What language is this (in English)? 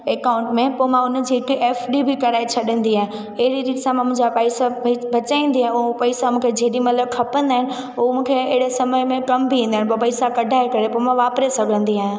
Sindhi